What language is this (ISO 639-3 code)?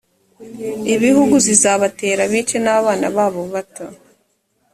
kin